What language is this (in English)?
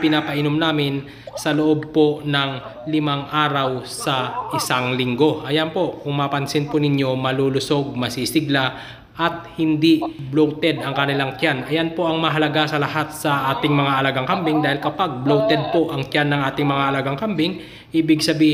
Filipino